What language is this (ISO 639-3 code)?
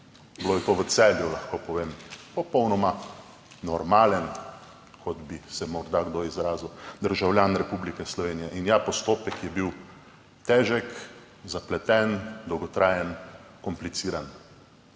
slv